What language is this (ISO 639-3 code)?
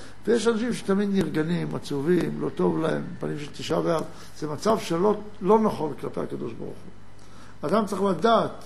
heb